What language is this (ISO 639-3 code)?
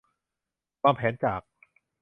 tha